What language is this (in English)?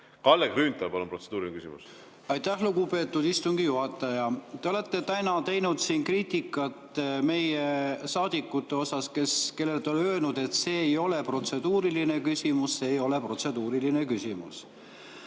Estonian